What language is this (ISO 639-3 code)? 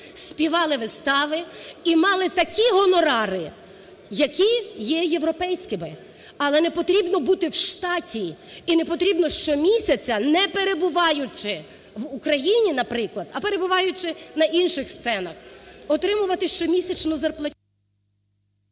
ukr